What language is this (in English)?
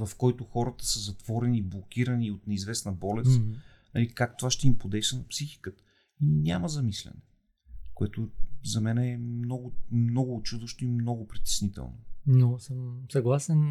Bulgarian